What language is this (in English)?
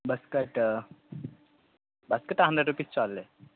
Telugu